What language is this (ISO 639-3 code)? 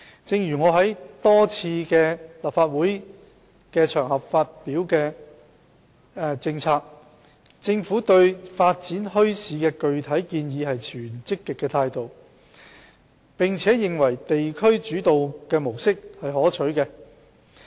yue